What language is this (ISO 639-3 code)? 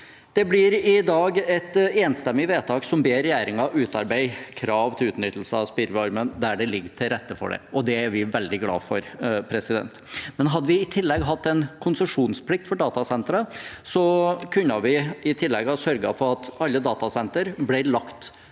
nor